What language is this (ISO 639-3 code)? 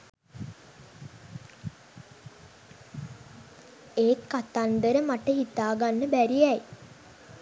sin